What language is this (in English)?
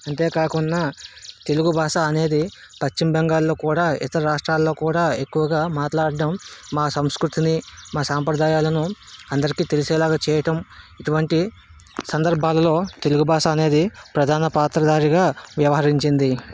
Telugu